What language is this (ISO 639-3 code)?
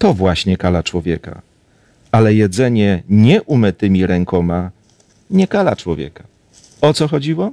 pol